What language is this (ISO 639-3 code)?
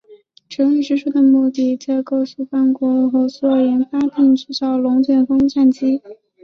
zho